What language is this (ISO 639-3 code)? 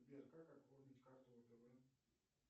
rus